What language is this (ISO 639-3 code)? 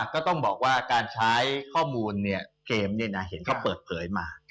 tha